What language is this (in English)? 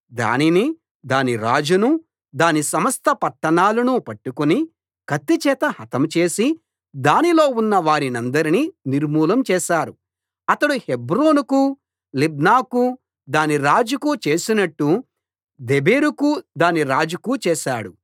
Telugu